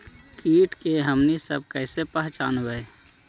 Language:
Magahi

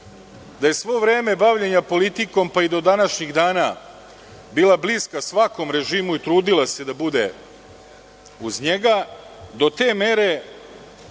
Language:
Serbian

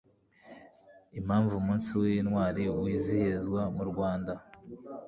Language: Kinyarwanda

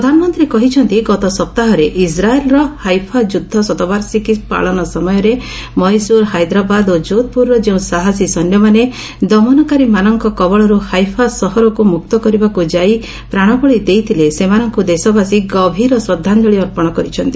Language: Odia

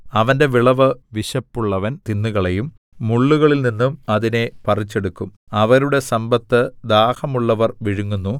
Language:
Malayalam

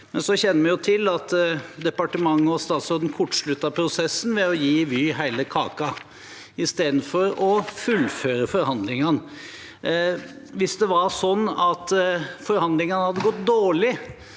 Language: Norwegian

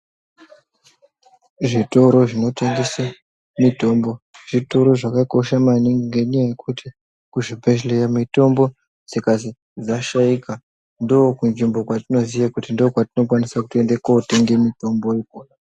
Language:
Ndau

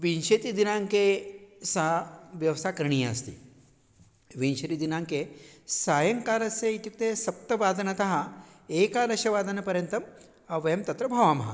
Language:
Sanskrit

